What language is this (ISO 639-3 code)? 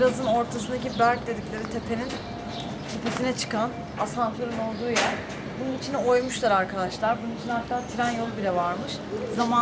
tur